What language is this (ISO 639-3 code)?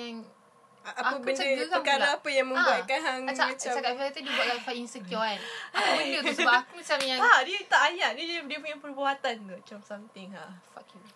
msa